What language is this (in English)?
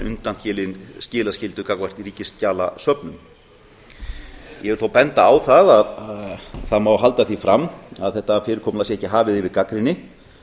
Icelandic